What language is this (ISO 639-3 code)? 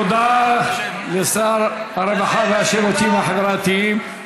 heb